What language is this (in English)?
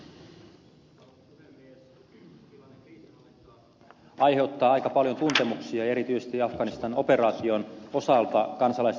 Finnish